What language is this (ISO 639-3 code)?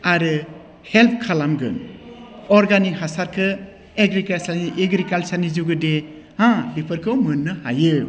brx